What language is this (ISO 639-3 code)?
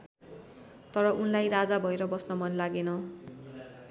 nep